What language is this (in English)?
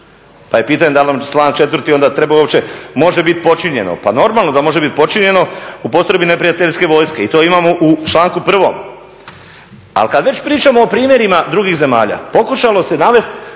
Croatian